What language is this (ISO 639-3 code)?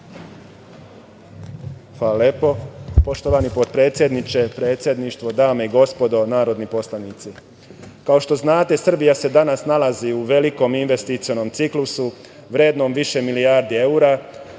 srp